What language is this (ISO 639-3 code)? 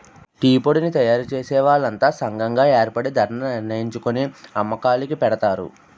tel